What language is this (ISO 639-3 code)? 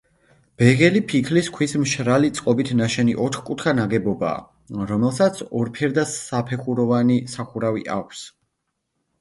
kat